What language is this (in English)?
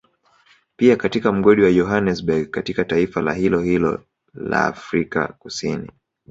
Swahili